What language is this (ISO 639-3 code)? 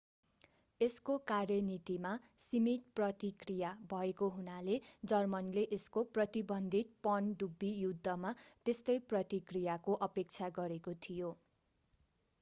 nep